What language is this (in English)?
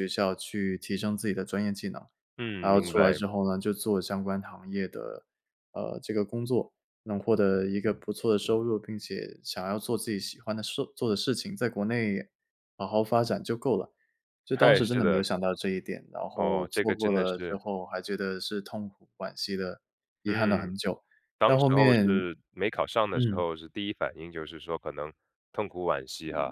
Chinese